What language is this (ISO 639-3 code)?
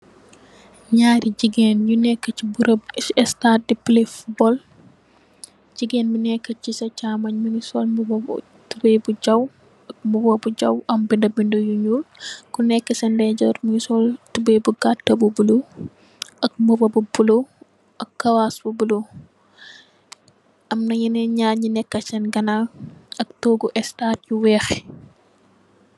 wol